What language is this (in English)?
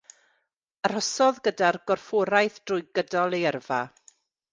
Welsh